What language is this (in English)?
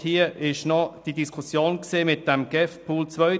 Swiss German